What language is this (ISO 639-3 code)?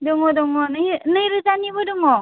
brx